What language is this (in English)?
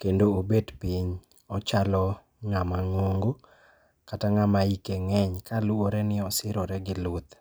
Luo (Kenya and Tanzania)